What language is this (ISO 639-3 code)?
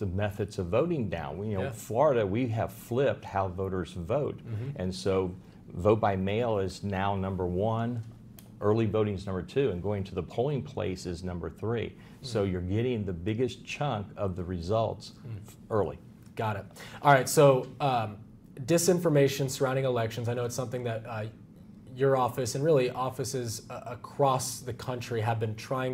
eng